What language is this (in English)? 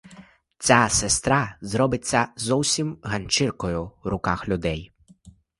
Ukrainian